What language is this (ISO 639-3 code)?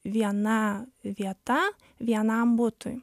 lit